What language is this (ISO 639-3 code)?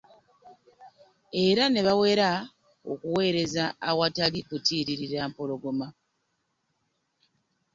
lug